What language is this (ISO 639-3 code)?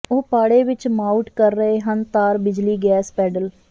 pan